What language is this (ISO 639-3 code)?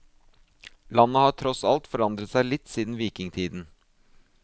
nor